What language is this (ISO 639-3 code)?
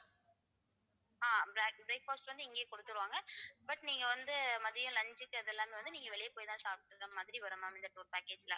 tam